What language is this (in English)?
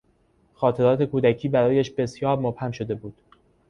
Persian